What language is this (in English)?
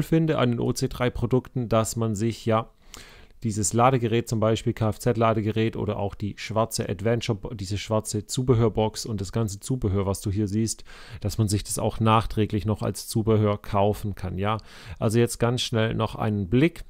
German